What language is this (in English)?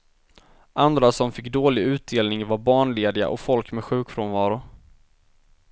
Swedish